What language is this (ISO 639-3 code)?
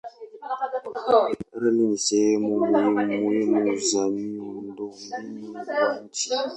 swa